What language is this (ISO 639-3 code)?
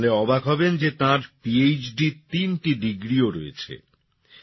ben